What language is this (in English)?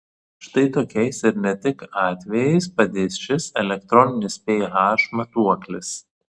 Lithuanian